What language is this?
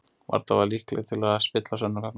Icelandic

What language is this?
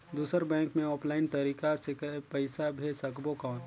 Chhattisgarhi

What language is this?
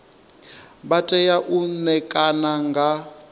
Venda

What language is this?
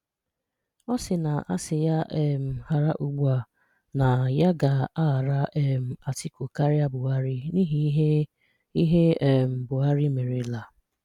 Igbo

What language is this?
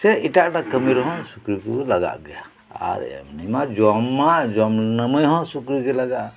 Santali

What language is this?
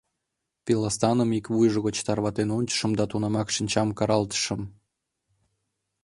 Mari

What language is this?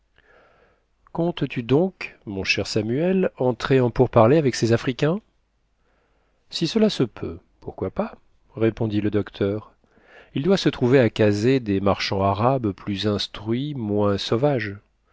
French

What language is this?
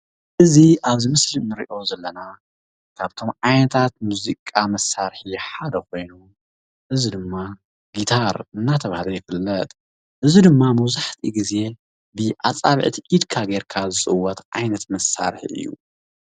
Tigrinya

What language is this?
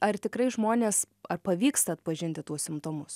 Lithuanian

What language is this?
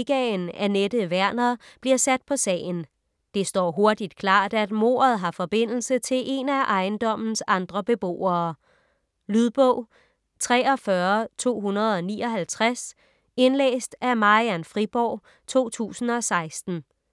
Danish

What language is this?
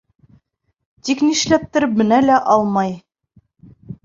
Bashkir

